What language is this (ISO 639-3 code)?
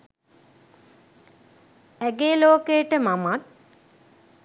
sin